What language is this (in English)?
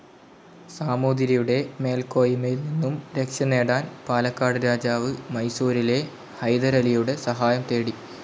Malayalam